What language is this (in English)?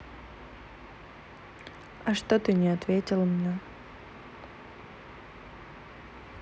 Russian